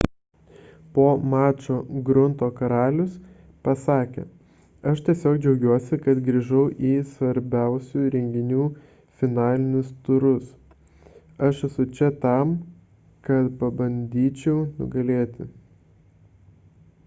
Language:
Lithuanian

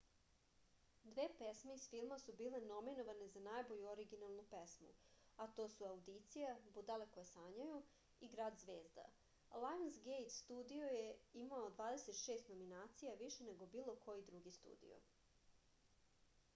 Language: Serbian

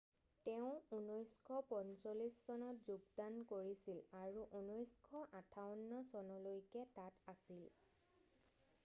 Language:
Assamese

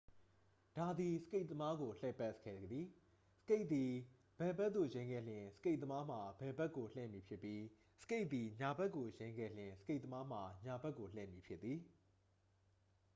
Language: Burmese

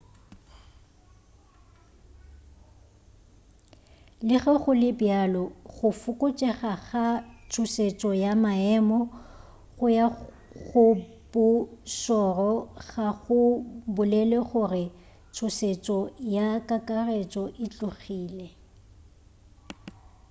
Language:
Northern Sotho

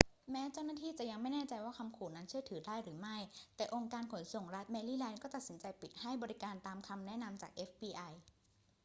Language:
Thai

